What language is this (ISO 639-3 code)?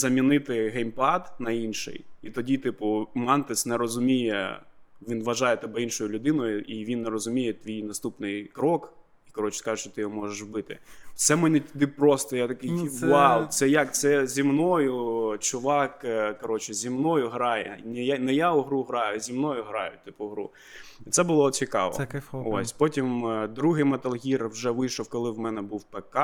ukr